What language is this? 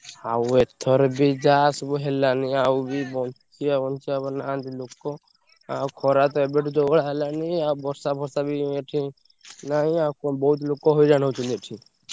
Odia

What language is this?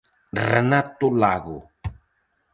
Galician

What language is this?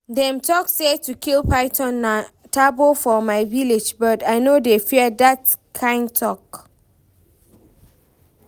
Nigerian Pidgin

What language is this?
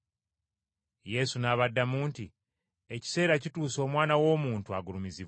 Ganda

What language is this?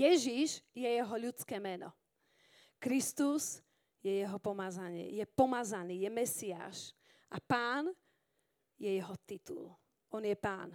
Slovak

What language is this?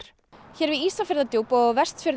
Icelandic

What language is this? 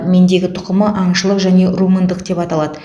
Kazakh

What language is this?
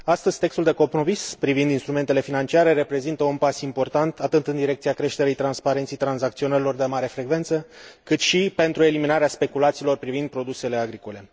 Romanian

